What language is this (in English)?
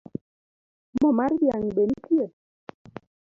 Luo (Kenya and Tanzania)